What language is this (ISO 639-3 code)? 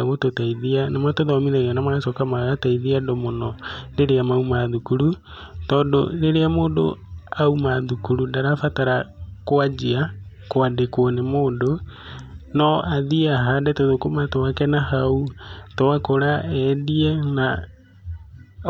kik